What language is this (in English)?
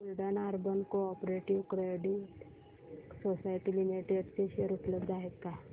Marathi